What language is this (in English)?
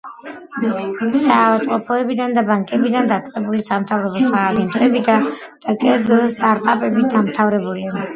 Georgian